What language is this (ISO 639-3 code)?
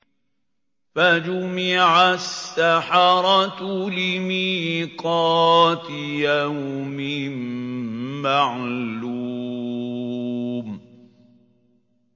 ara